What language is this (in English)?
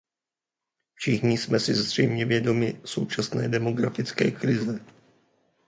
Czech